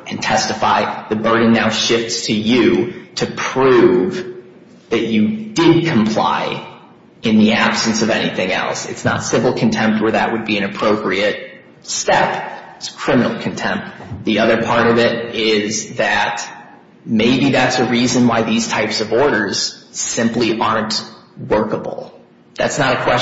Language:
English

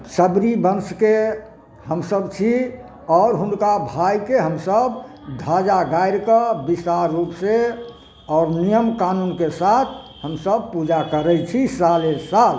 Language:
Maithili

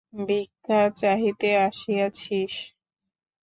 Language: Bangla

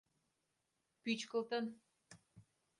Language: Mari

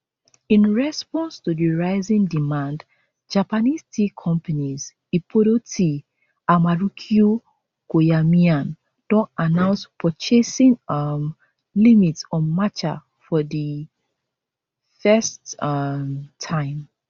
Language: Nigerian Pidgin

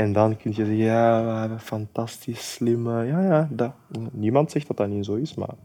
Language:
Dutch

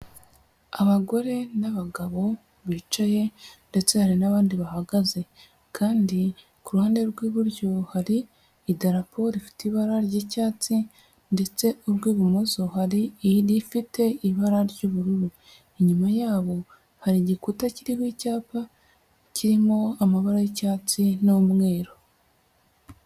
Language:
Kinyarwanda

